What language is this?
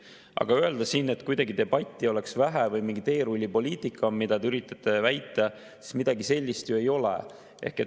Estonian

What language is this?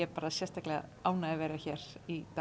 Icelandic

